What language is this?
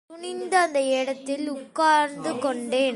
Tamil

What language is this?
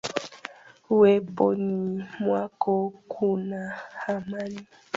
Swahili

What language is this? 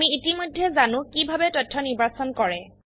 Assamese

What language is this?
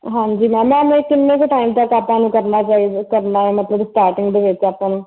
Punjabi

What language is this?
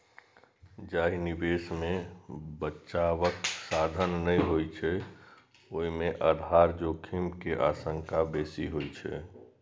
Maithili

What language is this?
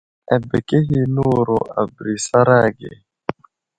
Wuzlam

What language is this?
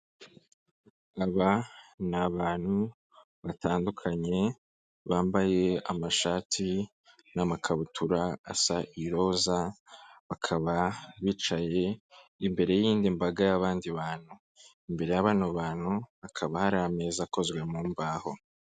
Kinyarwanda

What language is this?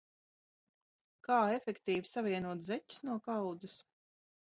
Latvian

